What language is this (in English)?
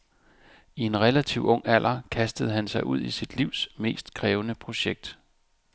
Danish